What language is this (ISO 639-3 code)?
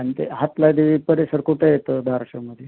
mar